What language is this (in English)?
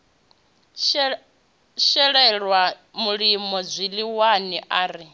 Venda